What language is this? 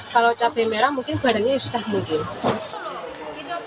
Indonesian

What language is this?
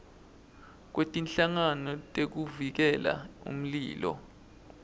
Swati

